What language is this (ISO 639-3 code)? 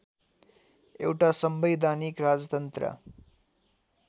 nep